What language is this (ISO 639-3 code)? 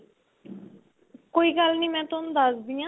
pan